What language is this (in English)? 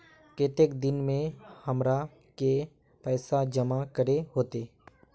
Magahi